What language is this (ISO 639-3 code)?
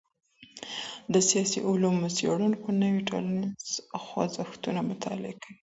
pus